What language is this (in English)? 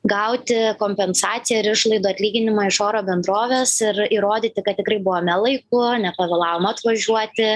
Lithuanian